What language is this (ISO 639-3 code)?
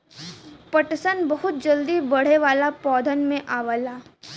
bho